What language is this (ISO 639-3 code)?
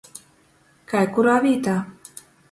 ltg